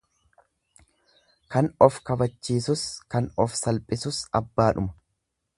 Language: Oromo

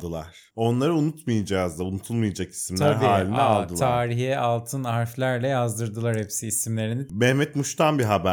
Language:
Turkish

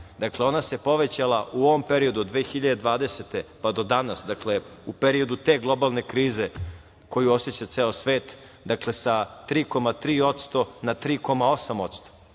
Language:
Serbian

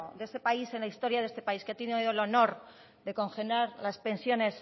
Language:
Spanish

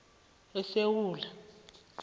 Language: South Ndebele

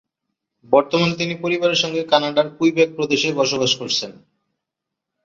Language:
Bangla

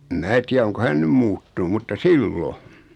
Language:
Finnish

